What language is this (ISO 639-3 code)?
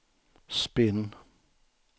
swe